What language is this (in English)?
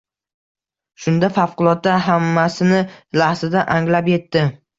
Uzbek